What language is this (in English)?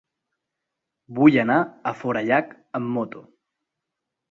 Catalan